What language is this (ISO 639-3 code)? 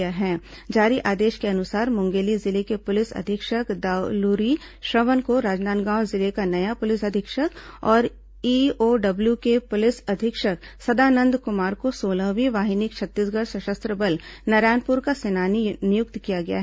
hin